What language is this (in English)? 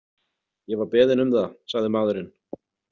Icelandic